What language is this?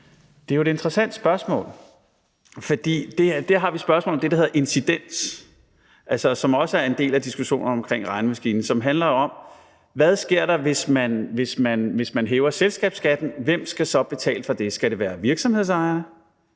Danish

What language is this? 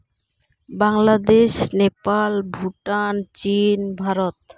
Santali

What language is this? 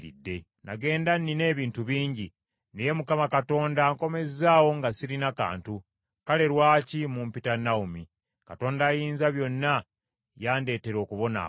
Ganda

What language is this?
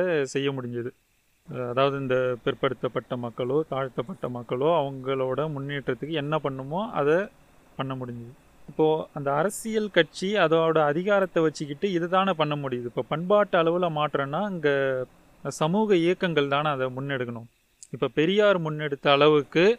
Tamil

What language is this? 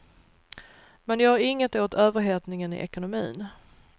Swedish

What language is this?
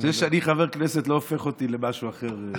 Hebrew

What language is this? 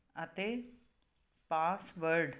Punjabi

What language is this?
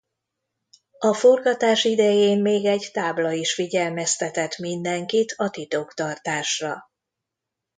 Hungarian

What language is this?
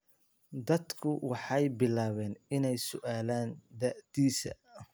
Somali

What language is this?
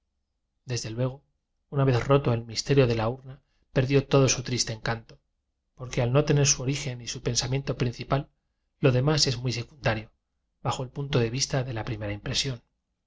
Spanish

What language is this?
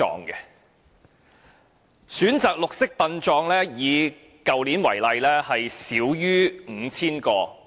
Cantonese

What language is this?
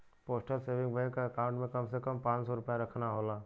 Bhojpuri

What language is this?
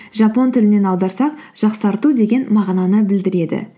Kazakh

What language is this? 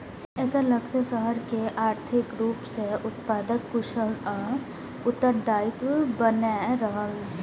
Maithili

